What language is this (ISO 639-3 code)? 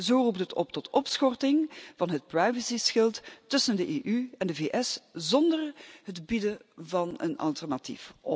nld